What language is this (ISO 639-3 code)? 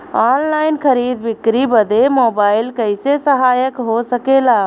bho